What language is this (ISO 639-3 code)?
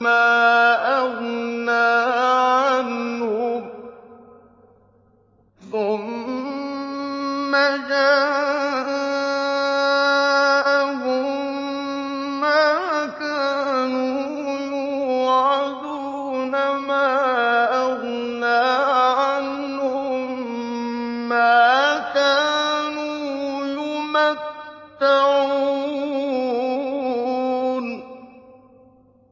ara